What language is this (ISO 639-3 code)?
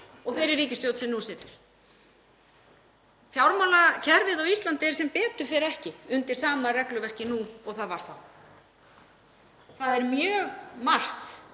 isl